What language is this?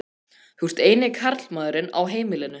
Icelandic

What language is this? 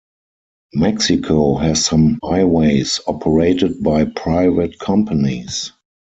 English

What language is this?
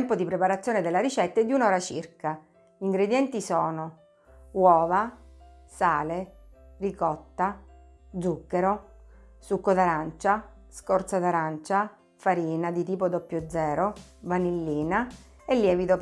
Italian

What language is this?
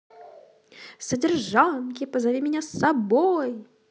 Russian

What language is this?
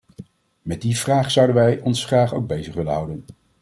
Dutch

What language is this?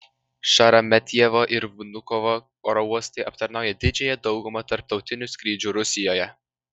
Lithuanian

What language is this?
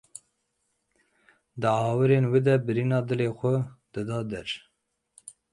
Kurdish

